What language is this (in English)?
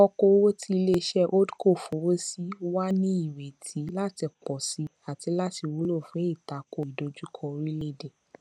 Yoruba